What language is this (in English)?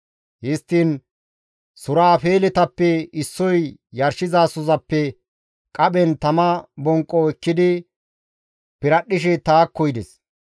Gamo